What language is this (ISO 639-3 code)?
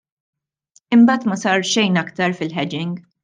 mlt